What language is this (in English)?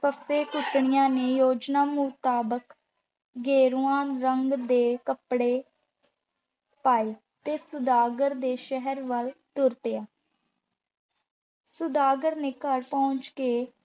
Punjabi